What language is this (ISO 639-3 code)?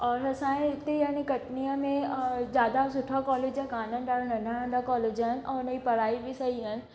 snd